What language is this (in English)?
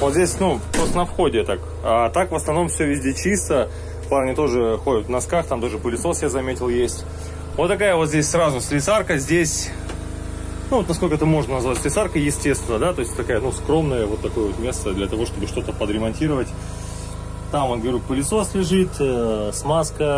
Russian